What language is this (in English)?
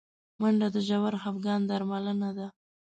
Pashto